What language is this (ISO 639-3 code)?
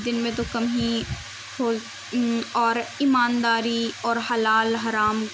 urd